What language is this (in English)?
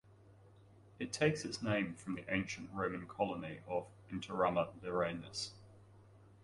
English